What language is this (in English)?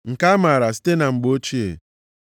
Igbo